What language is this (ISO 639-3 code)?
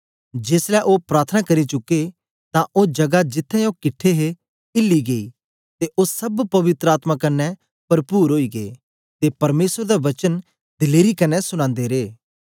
doi